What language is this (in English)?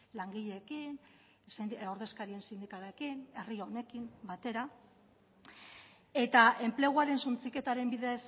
Basque